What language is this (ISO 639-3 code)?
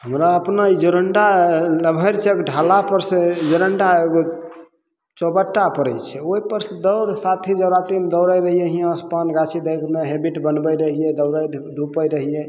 mai